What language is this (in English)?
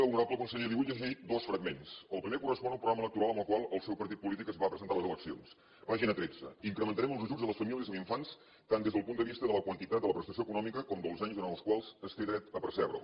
Catalan